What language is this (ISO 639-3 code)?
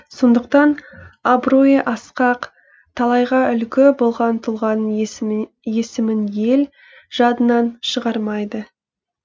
kaz